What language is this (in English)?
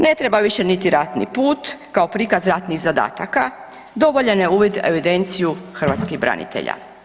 Croatian